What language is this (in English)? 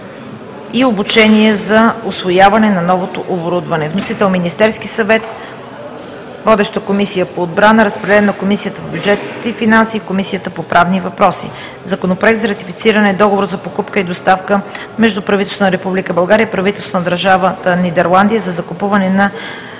Bulgarian